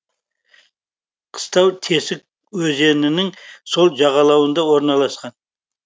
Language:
Kazakh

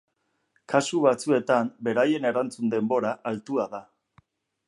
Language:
Basque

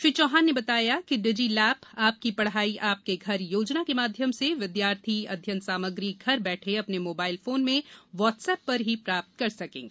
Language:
Hindi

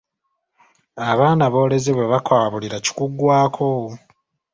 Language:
Ganda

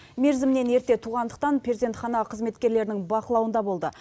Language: Kazakh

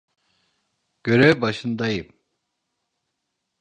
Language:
Turkish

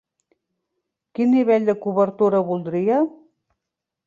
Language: Catalan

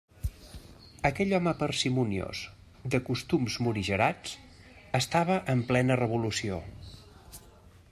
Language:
Catalan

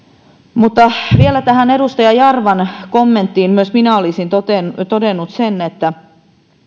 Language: Finnish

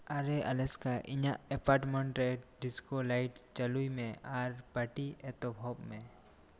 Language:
Santali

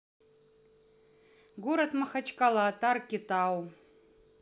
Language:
Russian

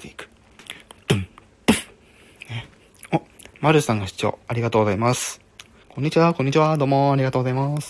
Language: Japanese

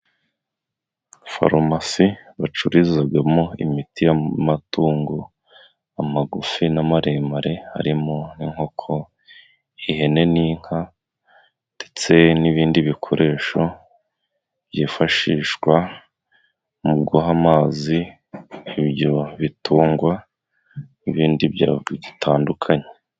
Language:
Kinyarwanda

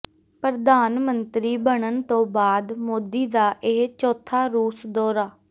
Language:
Punjabi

